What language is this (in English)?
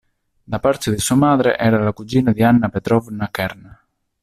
Italian